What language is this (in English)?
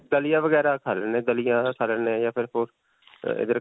Punjabi